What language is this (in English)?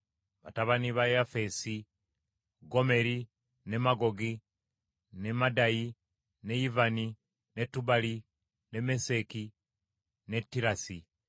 Ganda